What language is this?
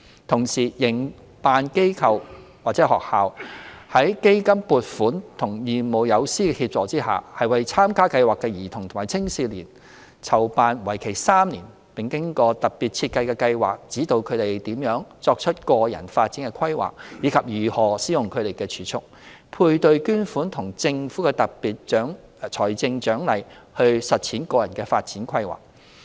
Cantonese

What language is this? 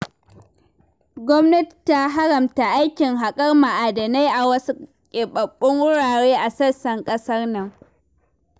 Hausa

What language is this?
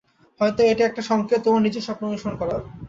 Bangla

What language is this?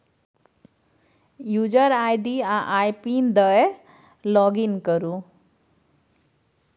Maithili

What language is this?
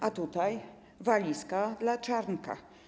Polish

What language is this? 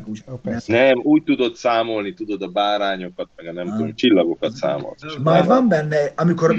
Hungarian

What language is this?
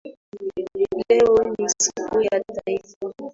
Swahili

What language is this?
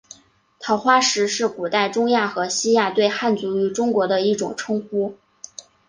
Chinese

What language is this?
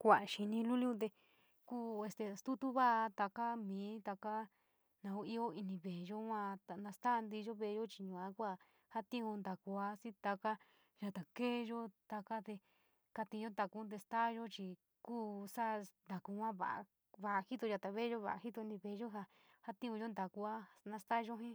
San Miguel El Grande Mixtec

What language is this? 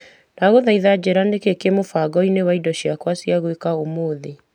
Kikuyu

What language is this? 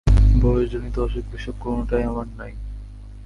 Bangla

